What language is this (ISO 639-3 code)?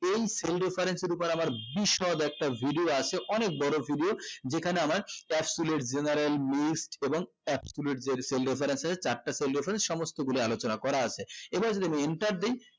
ben